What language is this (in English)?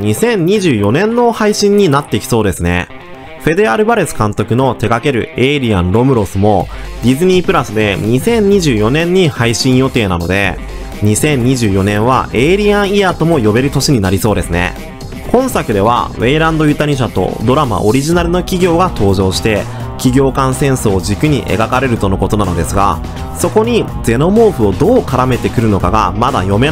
Japanese